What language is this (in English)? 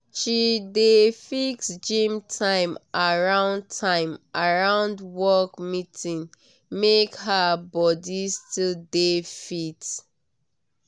Nigerian Pidgin